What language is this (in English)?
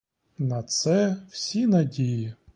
Ukrainian